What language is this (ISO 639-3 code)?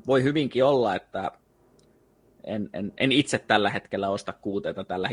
fin